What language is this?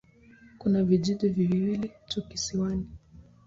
Swahili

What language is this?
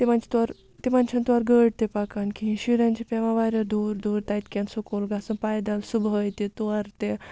Kashmiri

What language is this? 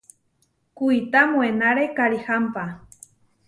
Huarijio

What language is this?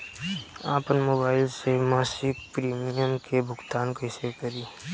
Bhojpuri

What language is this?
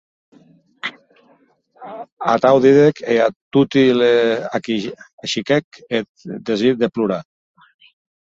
Occitan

